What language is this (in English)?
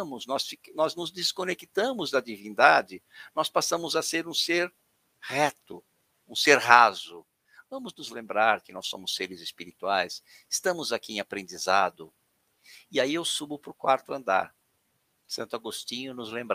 Portuguese